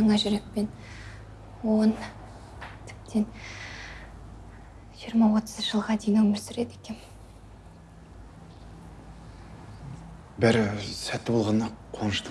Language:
Russian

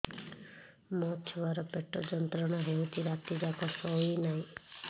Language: Odia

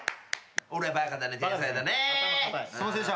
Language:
Japanese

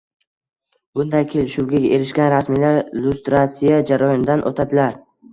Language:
Uzbek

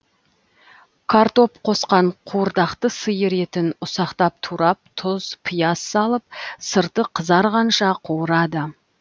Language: Kazakh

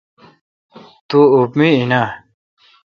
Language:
Kalkoti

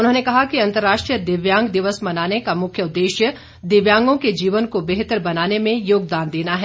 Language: Hindi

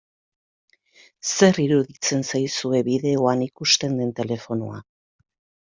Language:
Basque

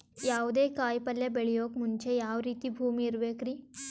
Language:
Kannada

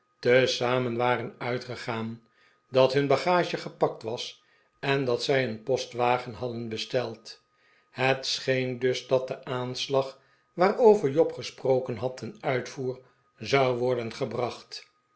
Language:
Dutch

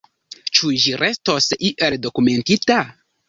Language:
Esperanto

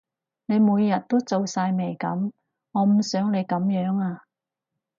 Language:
Cantonese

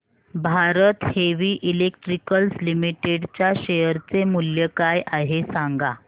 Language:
Marathi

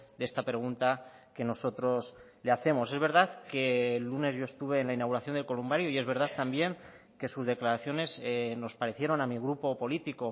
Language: Spanish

